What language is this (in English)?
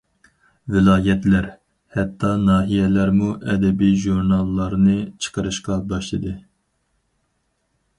Uyghur